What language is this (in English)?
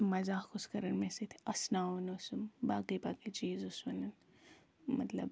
Kashmiri